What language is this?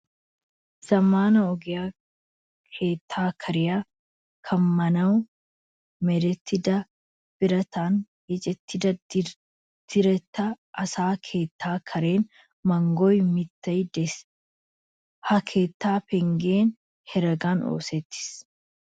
Wolaytta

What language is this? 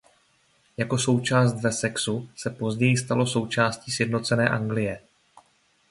Czech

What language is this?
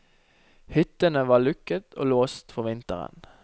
Norwegian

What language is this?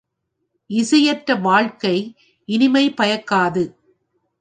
Tamil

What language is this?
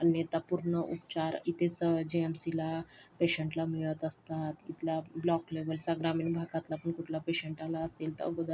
Marathi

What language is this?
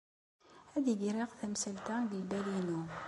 Kabyle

